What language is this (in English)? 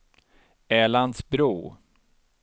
Swedish